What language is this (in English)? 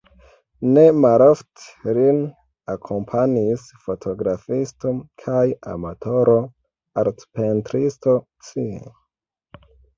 Esperanto